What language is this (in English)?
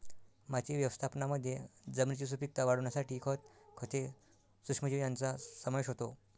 Marathi